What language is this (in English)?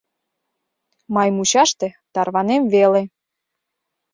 Mari